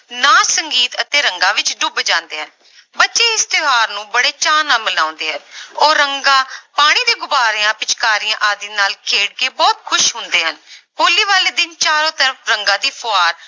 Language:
Punjabi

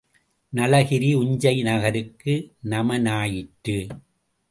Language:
Tamil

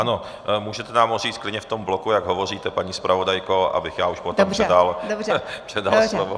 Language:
Czech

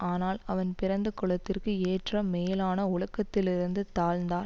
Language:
Tamil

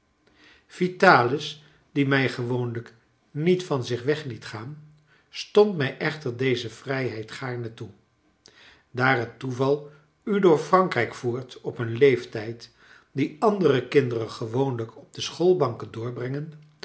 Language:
Dutch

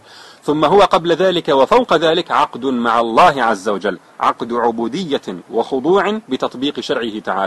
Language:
Arabic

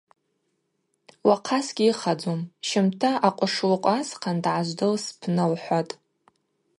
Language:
Abaza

